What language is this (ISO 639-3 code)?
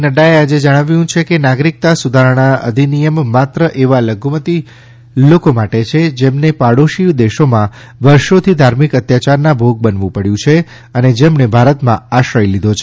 guj